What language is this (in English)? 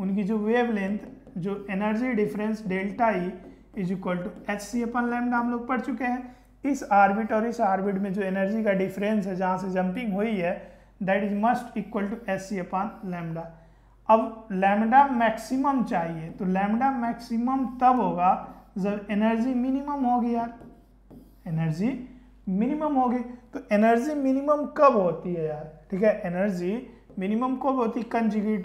Hindi